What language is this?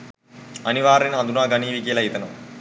Sinhala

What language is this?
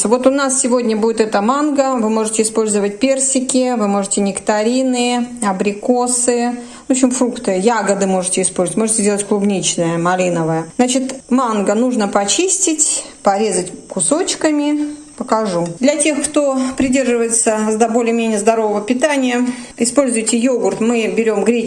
Russian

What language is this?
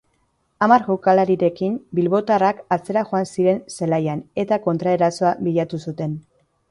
Basque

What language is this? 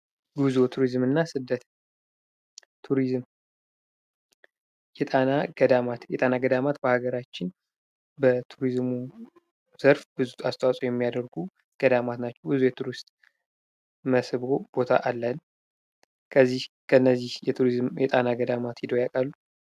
Amharic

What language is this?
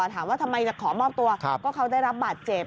Thai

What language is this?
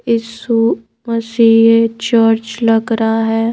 Hindi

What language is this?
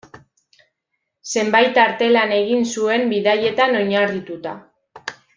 Basque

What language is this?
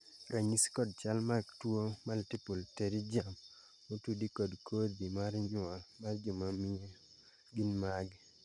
Luo (Kenya and Tanzania)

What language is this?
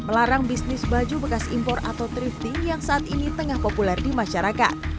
Indonesian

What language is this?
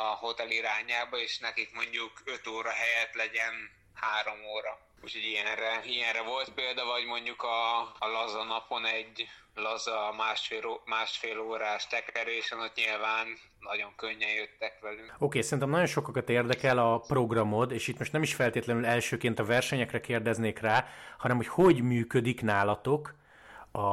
Hungarian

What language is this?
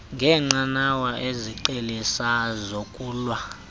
Xhosa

